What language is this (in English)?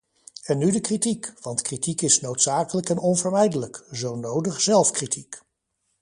Dutch